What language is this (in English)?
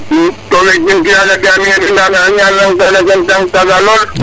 Serer